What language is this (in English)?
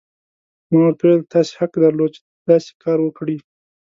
Pashto